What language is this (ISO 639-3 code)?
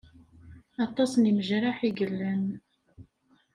kab